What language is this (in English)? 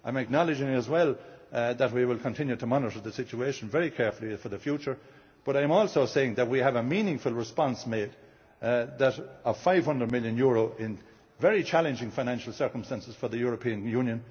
English